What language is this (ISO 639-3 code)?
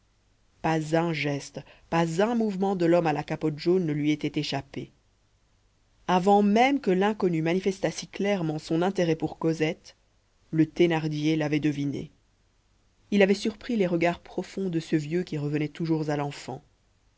fra